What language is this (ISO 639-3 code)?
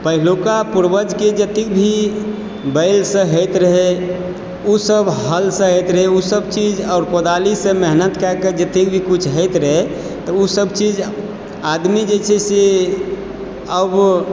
mai